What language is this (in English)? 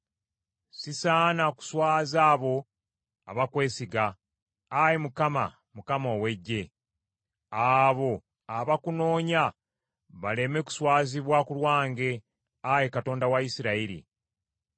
Ganda